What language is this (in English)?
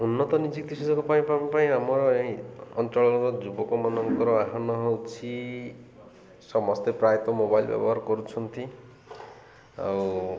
Odia